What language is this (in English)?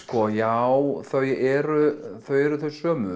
Icelandic